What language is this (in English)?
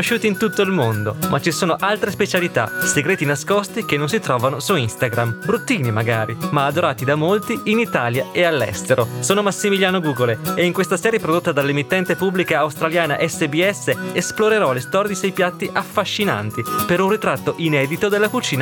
Italian